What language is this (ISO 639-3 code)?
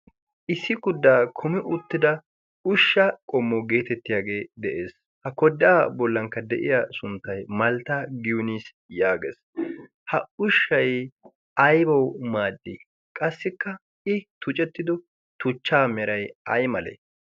wal